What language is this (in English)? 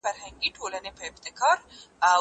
Pashto